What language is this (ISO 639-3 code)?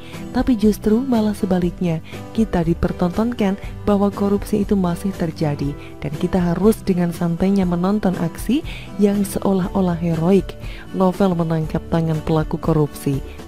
ind